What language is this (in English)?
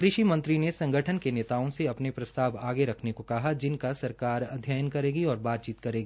Hindi